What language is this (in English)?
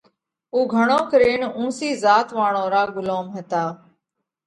Parkari Koli